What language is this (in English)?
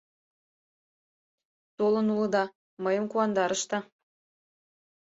Mari